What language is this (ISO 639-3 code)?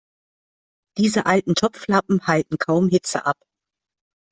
deu